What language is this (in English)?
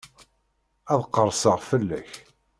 Kabyle